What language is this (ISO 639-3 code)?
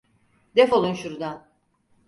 tur